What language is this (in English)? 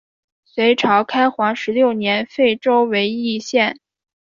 Chinese